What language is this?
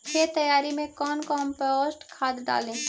Magahi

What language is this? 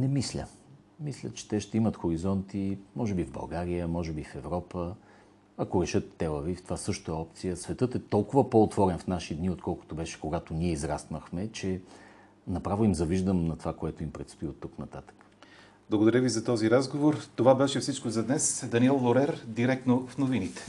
Bulgarian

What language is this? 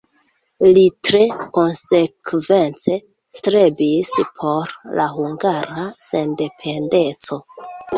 Esperanto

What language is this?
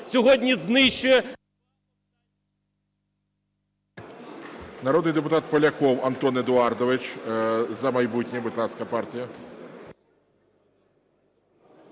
Ukrainian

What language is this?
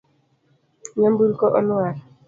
Luo (Kenya and Tanzania)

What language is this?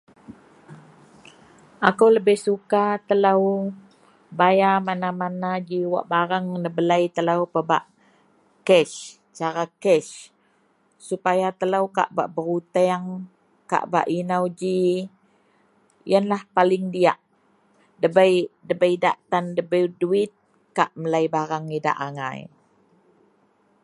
Central Melanau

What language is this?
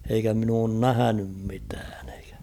Finnish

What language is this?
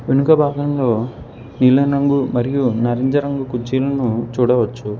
Telugu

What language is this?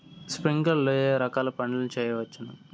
Telugu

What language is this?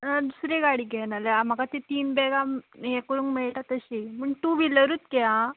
Konkani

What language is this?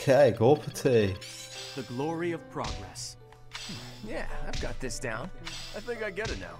Dutch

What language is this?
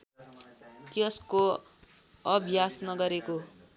Nepali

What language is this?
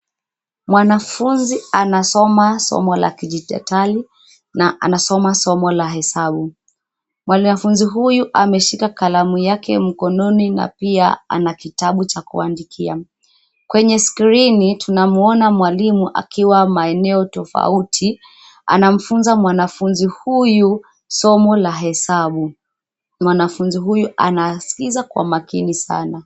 Swahili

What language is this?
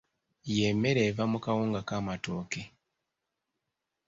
Ganda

